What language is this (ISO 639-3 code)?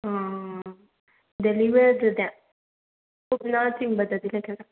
mni